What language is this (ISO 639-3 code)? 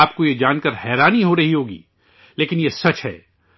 urd